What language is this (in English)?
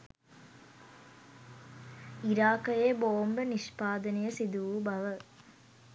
Sinhala